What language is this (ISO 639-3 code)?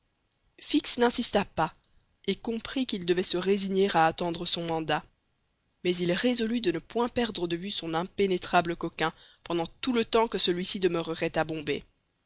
fra